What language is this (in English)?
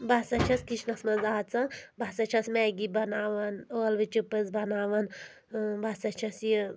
Kashmiri